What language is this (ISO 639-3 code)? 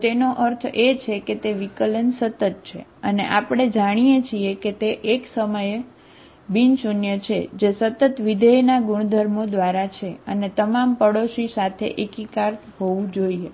guj